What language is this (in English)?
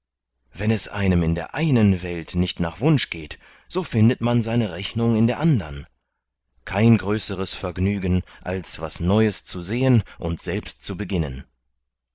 German